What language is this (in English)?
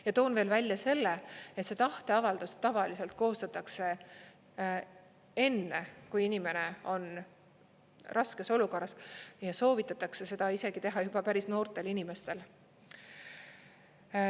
Estonian